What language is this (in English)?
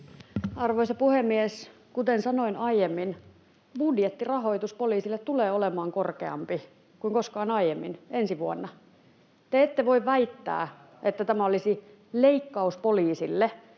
Finnish